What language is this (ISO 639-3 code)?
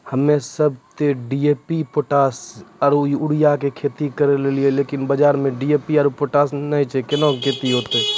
mai